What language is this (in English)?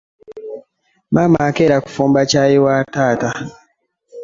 Ganda